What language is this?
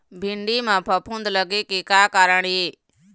Chhattisgarhi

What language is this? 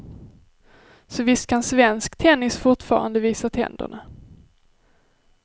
Swedish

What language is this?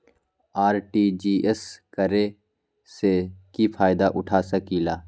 Magahi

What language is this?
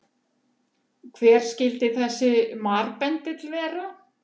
Icelandic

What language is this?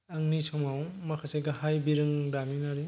Bodo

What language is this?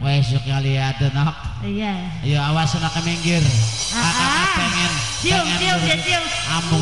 Indonesian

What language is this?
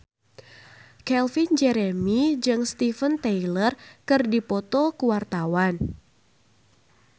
Sundanese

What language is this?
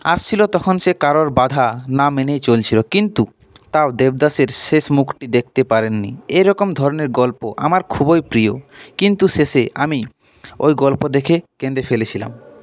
Bangla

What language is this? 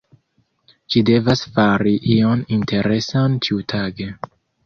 Esperanto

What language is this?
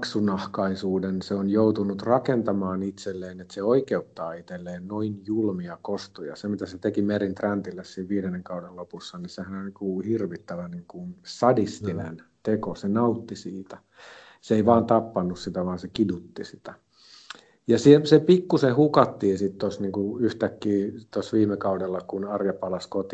Finnish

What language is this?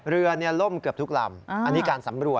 Thai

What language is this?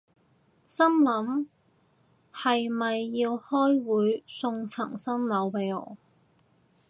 Cantonese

